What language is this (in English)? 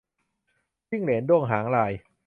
Thai